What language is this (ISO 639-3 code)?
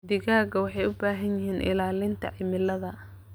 som